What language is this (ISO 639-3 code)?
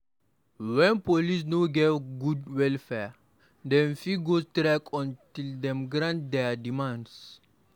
pcm